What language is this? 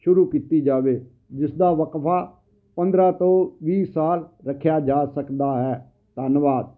Punjabi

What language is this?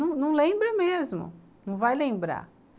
Portuguese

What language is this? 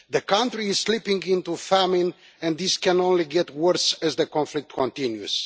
English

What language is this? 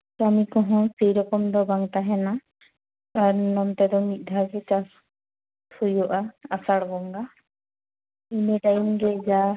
Santali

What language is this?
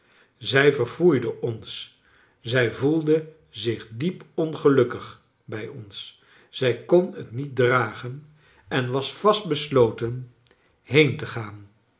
Dutch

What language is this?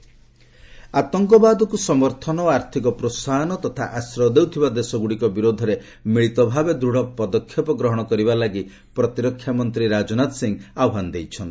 Odia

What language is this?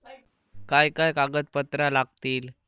Marathi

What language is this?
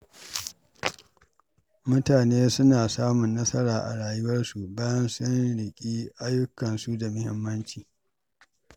Hausa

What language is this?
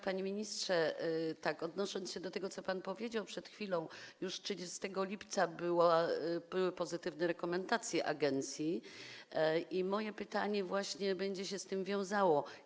Polish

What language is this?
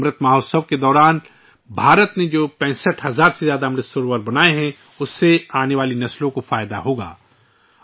Urdu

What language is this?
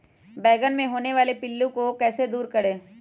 Magahi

